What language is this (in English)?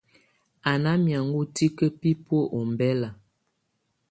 Tunen